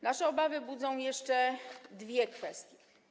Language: Polish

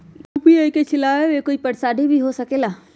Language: Magahi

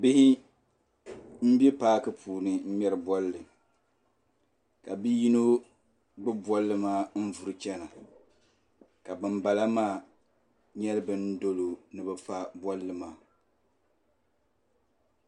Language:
Dagbani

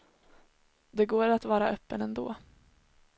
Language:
Swedish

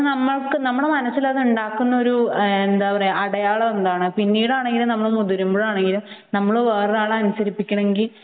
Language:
Malayalam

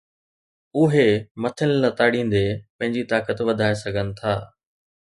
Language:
Sindhi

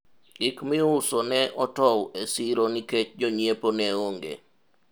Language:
Luo (Kenya and Tanzania)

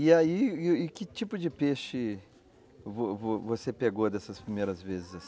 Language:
Portuguese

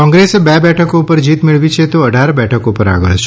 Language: Gujarati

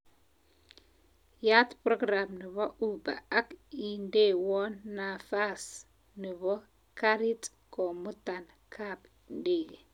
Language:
Kalenjin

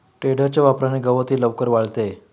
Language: Marathi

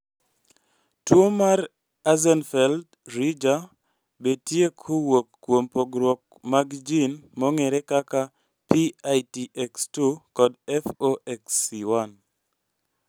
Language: Luo (Kenya and Tanzania)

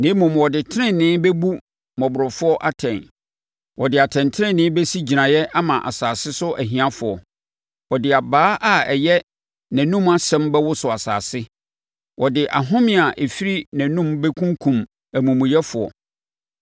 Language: Akan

